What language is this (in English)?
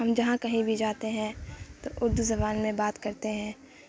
Urdu